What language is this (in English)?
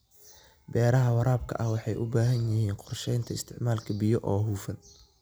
Somali